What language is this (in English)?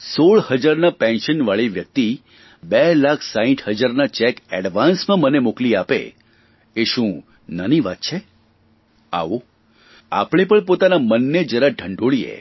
Gujarati